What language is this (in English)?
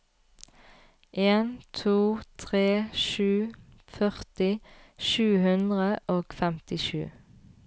Norwegian